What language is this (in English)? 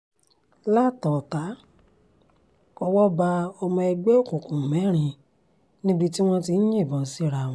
Yoruba